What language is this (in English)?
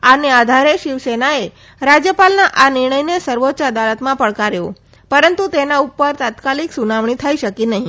Gujarati